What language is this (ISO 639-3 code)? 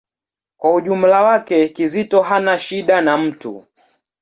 swa